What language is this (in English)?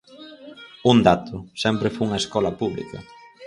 Galician